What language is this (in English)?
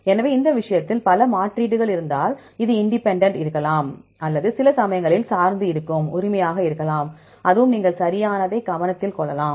Tamil